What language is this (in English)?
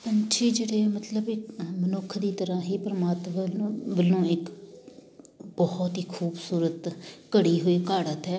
Punjabi